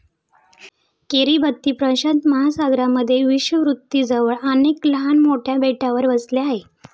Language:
Marathi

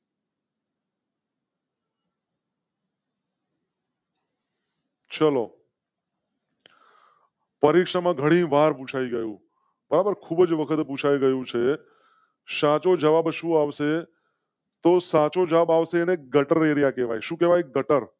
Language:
Gujarati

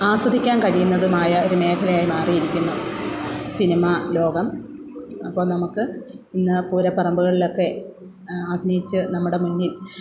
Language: Malayalam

